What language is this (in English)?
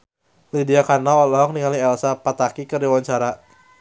Sundanese